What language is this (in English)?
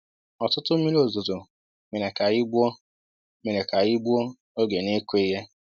Igbo